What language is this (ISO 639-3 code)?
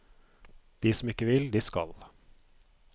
nor